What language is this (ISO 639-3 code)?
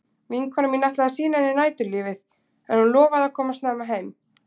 isl